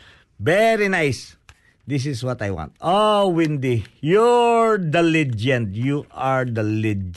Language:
Filipino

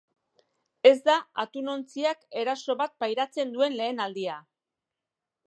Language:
Basque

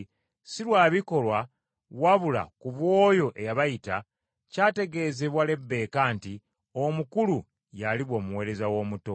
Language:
Ganda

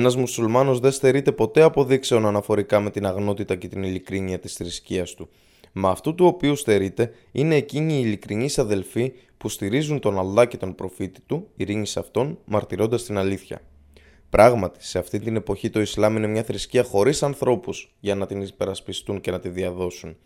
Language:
Greek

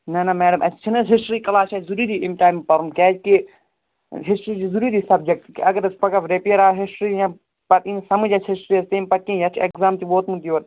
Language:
Kashmiri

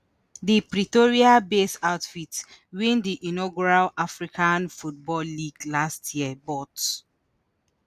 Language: Nigerian Pidgin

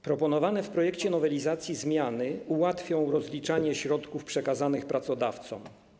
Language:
Polish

